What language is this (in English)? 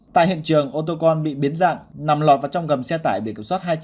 Vietnamese